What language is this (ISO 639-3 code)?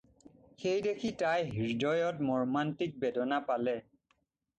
asm